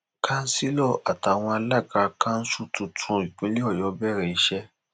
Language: Yoruba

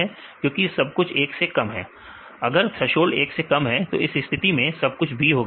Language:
Hindi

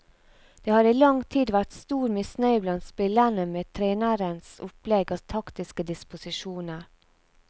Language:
Norwegian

